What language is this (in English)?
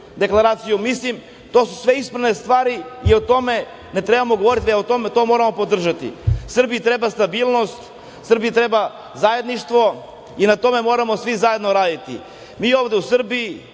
Serbian